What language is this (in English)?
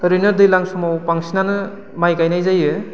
Bodo